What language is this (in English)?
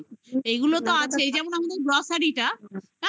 Bangla